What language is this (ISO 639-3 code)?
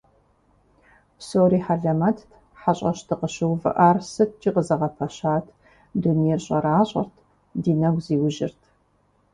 kbd